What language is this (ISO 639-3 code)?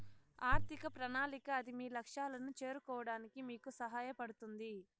tel